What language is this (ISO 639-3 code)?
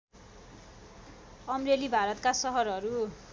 nep